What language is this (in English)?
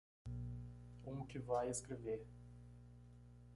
Portuguese